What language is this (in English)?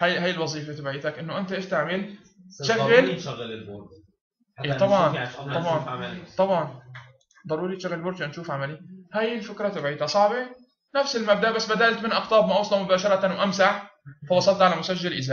Arabic